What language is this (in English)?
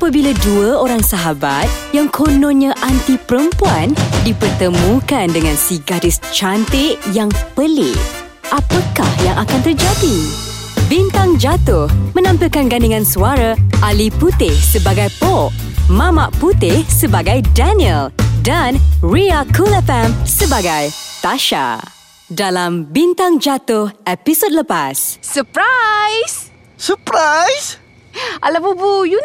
Malay